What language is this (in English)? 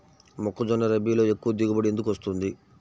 Telugu